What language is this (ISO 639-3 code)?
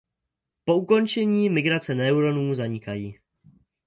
ces